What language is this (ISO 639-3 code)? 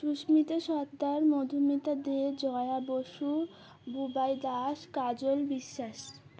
ben